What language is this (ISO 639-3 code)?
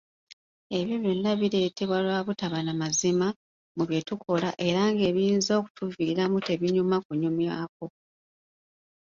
lug